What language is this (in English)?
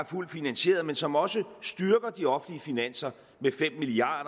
Danish